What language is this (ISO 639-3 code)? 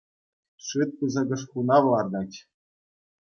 chv